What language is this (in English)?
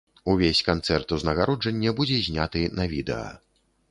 Belarusian